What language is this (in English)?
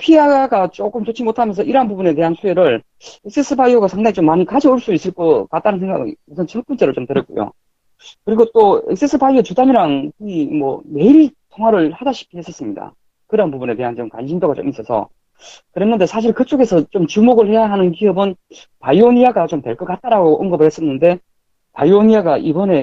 Korean